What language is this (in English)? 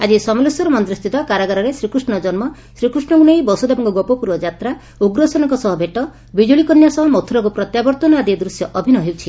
Odia